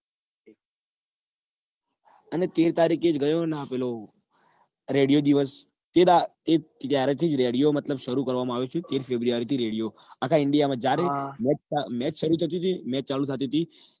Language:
Gujarati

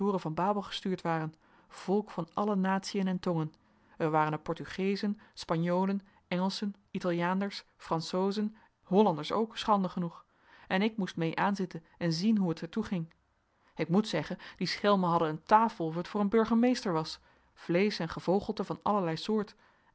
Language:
Dutch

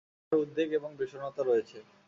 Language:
Bangla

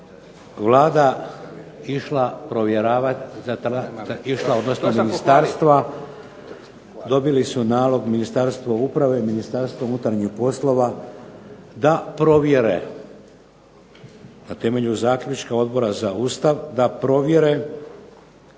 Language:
Croatian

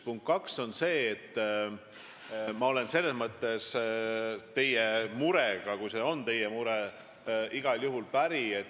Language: Estonian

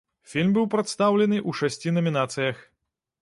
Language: Belarusian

